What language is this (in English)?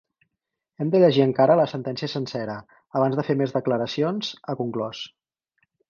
Catalan